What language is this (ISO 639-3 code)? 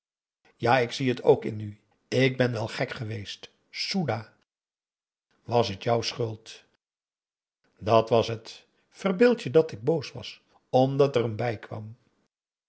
nld